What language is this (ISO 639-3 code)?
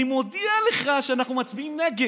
heb